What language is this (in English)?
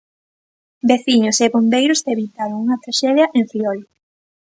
Galician